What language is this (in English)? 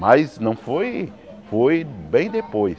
Portuguese